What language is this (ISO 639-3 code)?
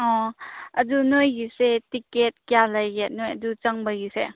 mni